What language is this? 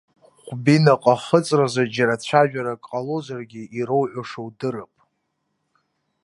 Abkhazian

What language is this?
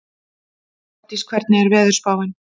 Icelandic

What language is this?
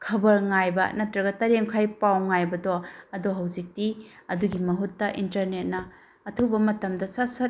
Manipuri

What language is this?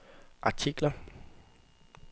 Danish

